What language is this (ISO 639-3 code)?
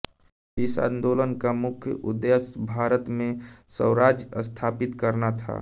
hin